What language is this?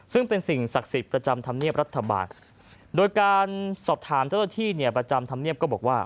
Thai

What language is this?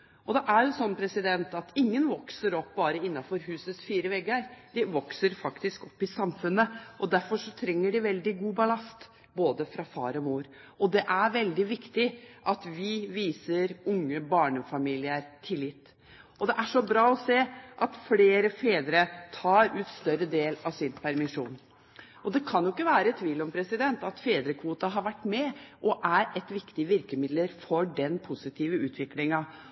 Norwegian Bokmål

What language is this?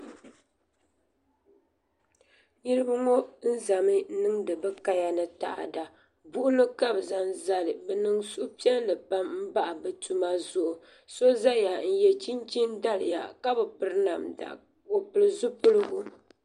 Dagbani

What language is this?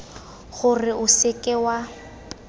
Tswana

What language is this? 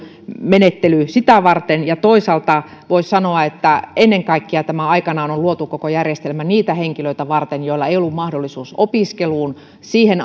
Finnish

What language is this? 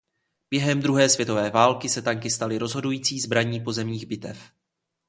Czech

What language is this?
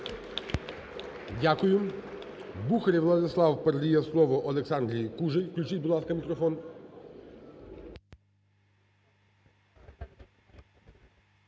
Ukrainian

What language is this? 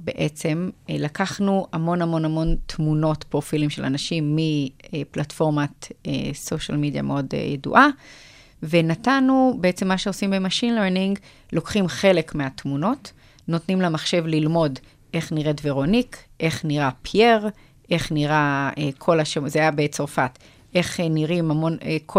Hebrew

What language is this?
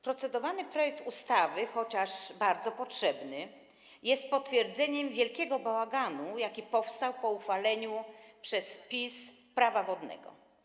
Polish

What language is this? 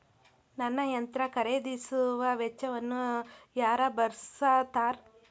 Kannada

